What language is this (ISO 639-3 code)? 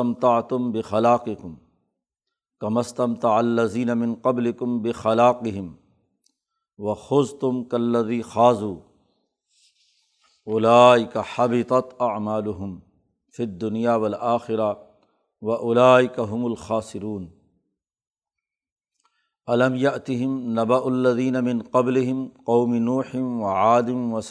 urd